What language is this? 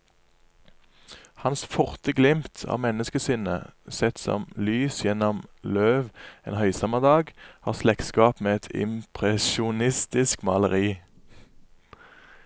Norwegian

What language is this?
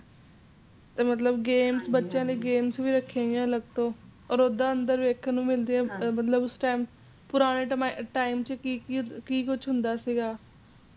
Punjabi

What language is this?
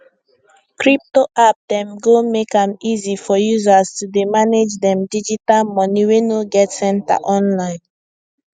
Nigerian Pidgin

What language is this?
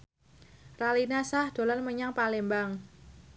Javanese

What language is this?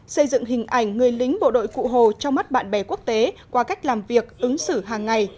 Vietnamese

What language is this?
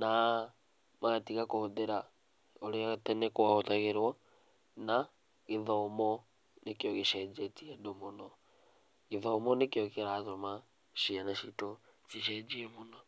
Kikuyu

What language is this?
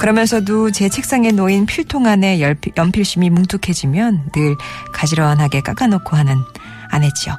Korean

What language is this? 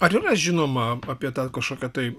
Lithuanian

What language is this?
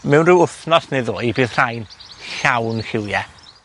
Welsh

